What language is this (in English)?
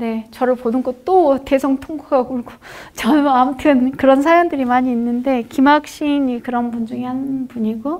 Korean